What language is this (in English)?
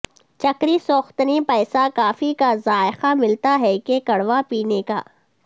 Urdu